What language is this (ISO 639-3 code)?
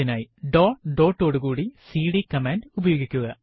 mal